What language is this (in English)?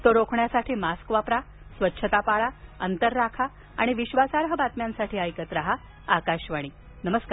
Marathi